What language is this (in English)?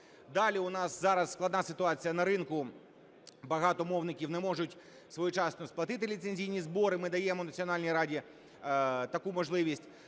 Ukrainian